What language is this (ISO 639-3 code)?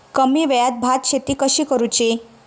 mar